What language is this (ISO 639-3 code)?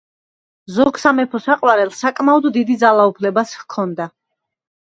kat